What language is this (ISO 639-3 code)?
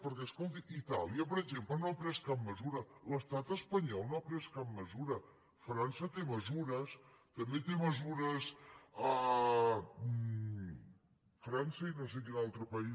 cat